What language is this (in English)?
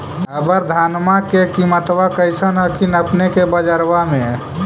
Magahi